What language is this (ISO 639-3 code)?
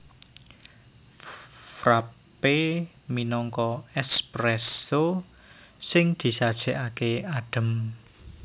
jav